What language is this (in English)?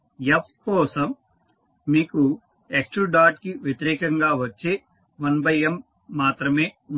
Telugu